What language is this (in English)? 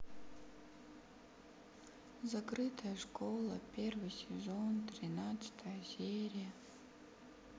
Russian